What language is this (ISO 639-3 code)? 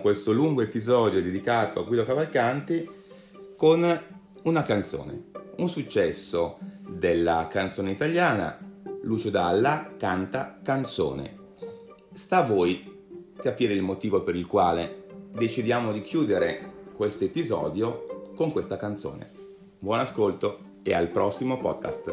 ita